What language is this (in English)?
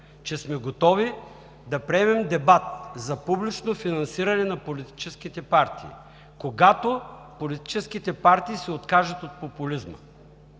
Bulgarian